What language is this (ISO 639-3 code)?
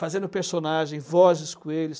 por